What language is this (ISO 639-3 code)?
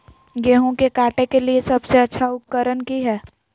mag